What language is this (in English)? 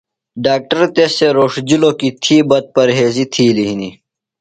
Phalura